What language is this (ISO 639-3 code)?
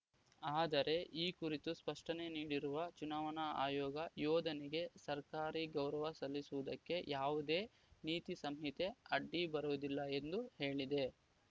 kan